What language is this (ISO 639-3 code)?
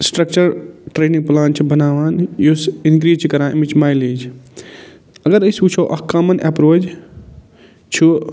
kas